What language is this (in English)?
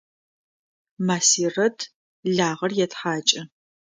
Adyghe